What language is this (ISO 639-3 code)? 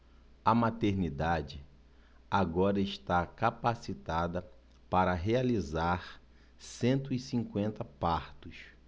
por